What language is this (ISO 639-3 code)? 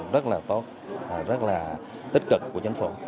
vie